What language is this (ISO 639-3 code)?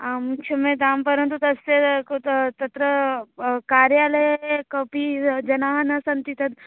san